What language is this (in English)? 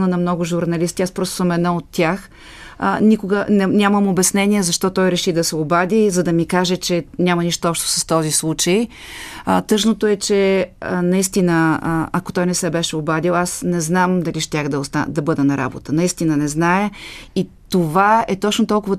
Bulgarian